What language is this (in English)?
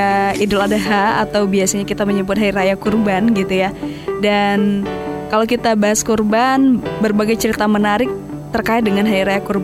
Indonesian